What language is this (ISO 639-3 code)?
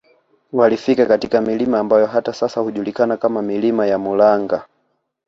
swa